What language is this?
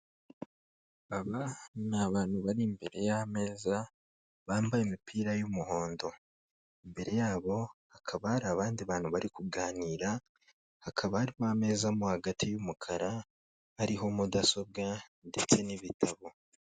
Kinyarwanda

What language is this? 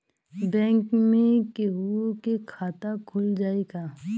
Bhojpuri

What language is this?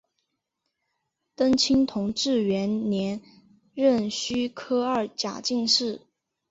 Chinese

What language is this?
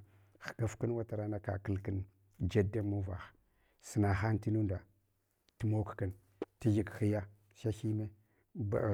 Hwana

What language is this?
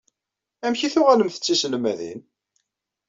Kabyle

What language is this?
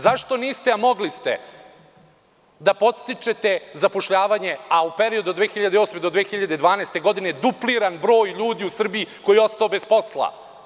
Serbian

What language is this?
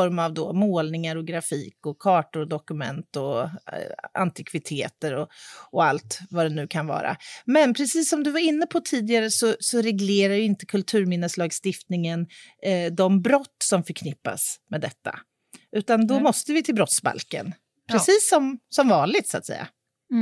Swedish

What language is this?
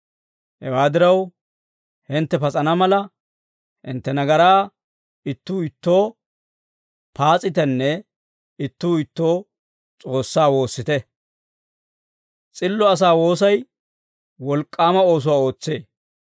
Dawro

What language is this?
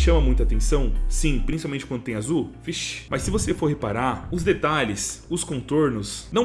Portuguese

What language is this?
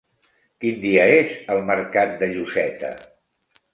Catalan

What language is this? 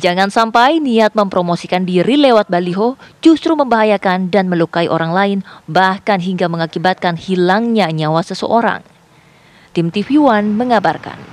Indonesian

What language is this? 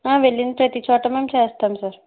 Telugu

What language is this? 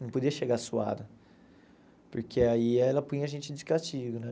Portuguese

